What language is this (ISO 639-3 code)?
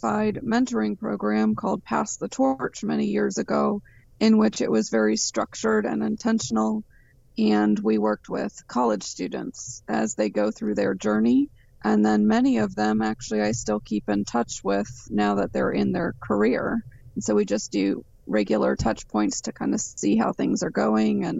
eng